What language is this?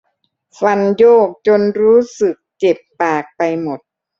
Thai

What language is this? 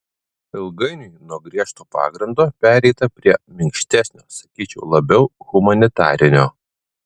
Lithuanian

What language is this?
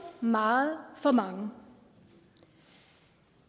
Danish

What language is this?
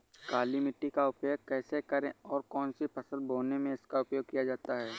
Hindi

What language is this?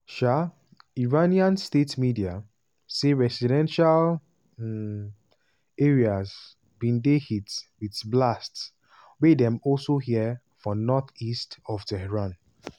Nigerian Pidgin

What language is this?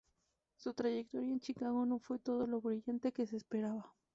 Spanish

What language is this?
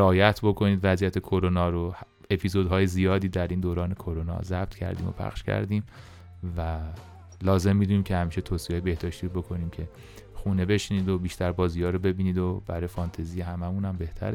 Persian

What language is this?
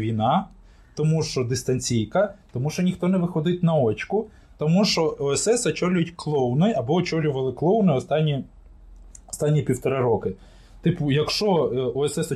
Ukrainian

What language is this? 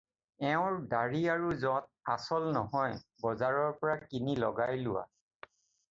Assamese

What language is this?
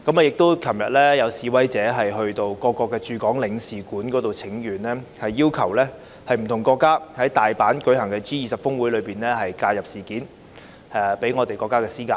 Cantonese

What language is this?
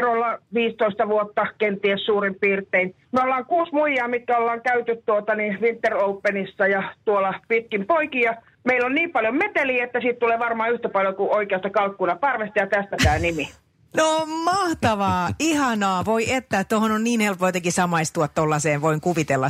Finnish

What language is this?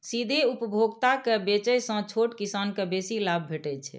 Maithili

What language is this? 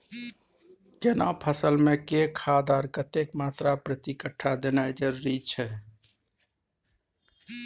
Maithili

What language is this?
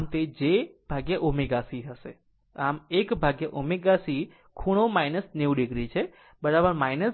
Gujarati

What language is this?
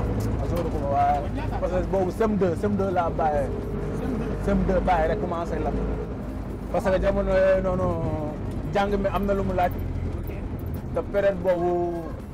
French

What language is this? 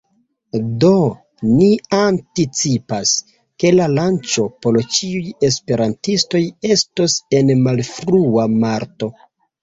Esperanto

